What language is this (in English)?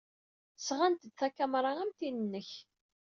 Kabyle